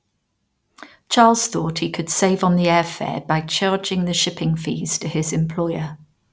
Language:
English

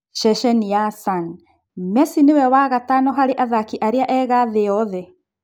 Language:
Kikuyu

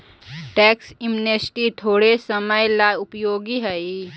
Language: Magahi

